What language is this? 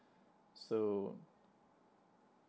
English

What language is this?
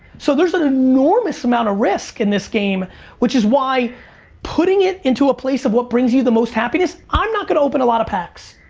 English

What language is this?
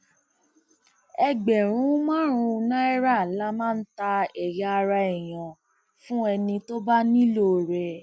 Yoruba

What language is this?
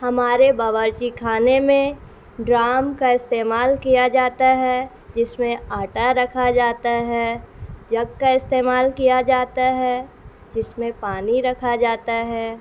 Urdu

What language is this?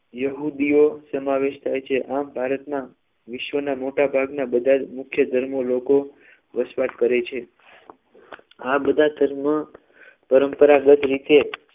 Gujarati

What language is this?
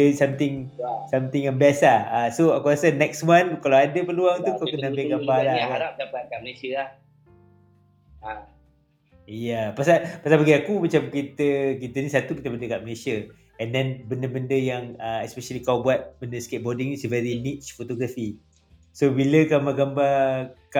Malay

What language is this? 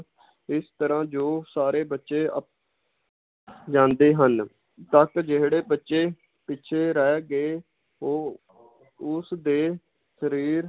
Punjabi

